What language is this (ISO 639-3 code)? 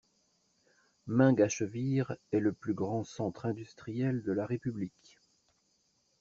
fra